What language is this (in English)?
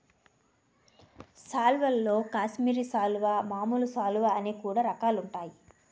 Telugu